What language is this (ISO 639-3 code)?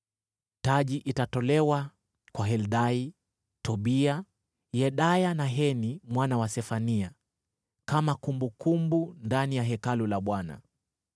swa